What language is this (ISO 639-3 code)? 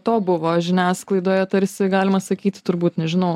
lit